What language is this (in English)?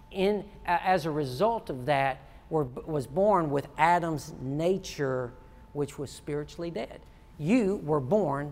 English